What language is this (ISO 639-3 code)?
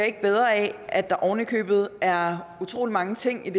dan